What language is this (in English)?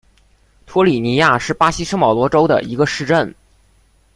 Chinese